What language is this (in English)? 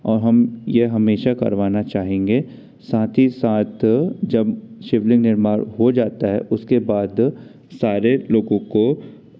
Hindi